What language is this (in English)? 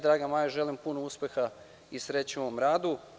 Serbian